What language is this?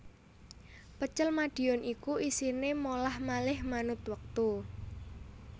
Javanese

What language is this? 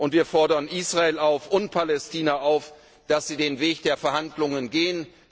German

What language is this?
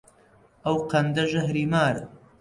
Central Kurdish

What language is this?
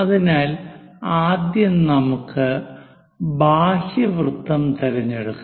Malayalam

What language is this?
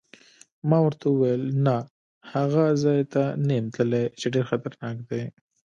Pashto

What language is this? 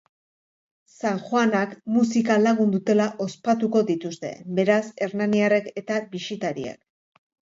Basque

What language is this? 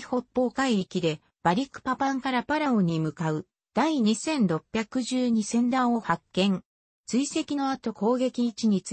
Japanese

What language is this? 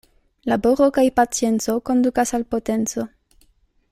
Esperanto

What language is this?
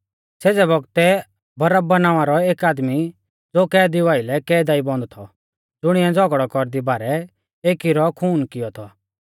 Mahasu Pahari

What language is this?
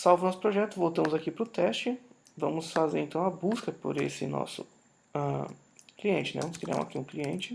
Portuguese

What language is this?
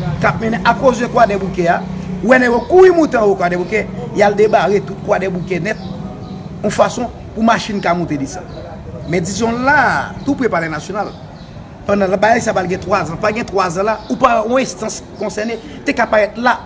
French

